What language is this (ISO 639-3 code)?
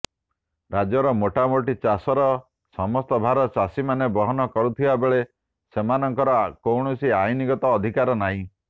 ori